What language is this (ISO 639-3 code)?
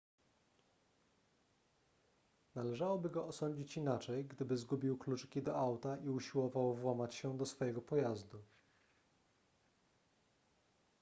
pol